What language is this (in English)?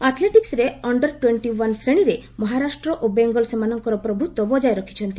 Odia